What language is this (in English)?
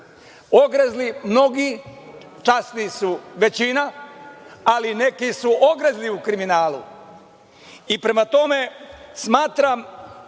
Serbian